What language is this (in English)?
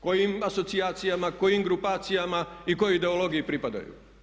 Croatian